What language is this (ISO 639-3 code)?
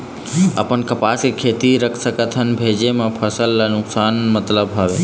hne